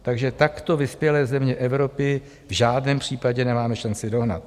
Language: Czech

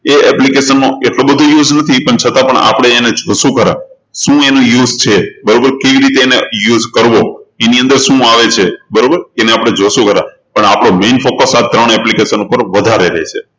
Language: Gujarati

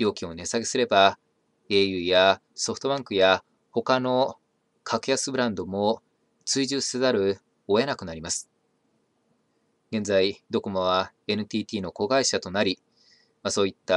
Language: Japanese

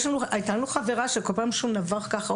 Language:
Hebrew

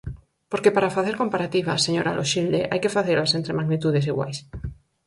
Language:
Galician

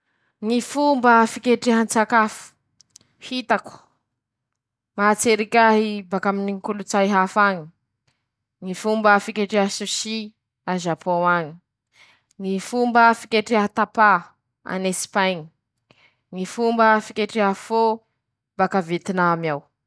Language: Masikoro Malagasy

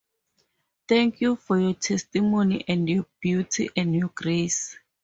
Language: English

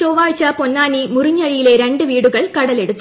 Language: Malayalam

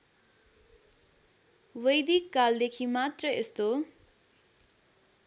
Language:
Nepali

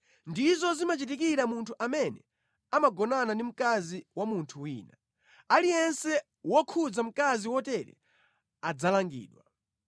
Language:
Nyanja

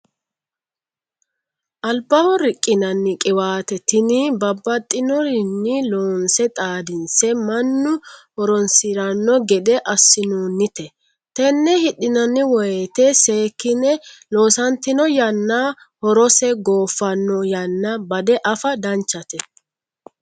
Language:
Sidamo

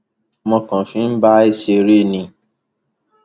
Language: Yoruba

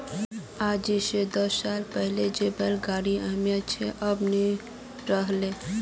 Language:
Magahi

